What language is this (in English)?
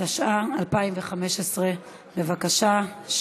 Hebrew